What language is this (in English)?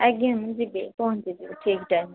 Odia